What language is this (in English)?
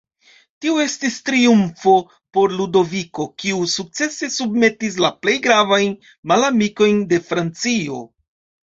Esperanto